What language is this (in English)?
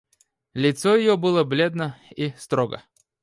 Russian